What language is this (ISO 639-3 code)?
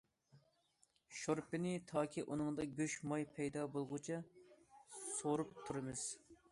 uig